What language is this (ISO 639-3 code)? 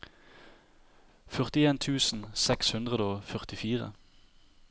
nor